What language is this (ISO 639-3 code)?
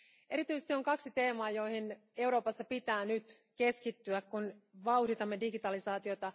fin